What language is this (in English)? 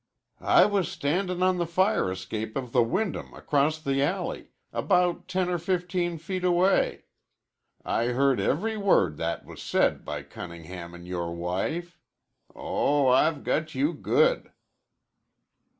English